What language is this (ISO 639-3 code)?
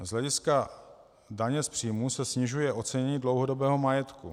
ces